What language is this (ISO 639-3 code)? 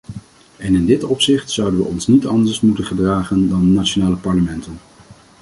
nld